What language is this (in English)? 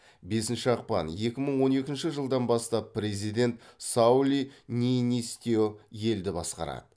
Kazakh